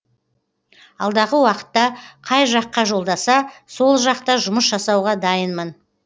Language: Kazakh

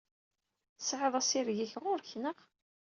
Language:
Kabyle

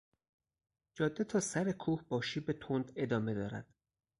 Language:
Persian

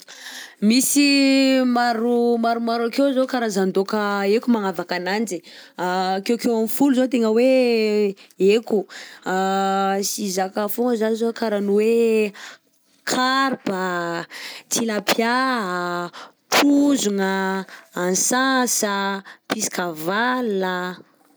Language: Southern Betsimisaraka Malagasy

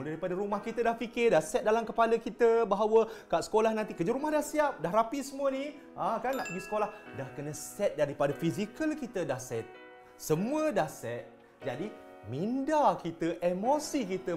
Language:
Malay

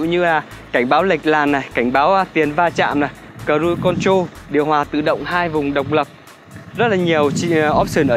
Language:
Vietnamese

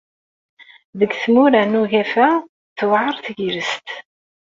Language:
Kabyle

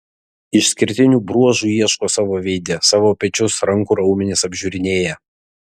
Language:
Lithuanian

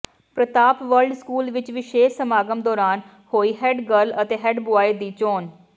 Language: Punjabi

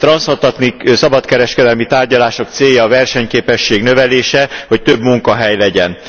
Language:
Hungarian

